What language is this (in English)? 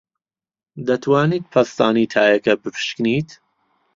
Central Kurdish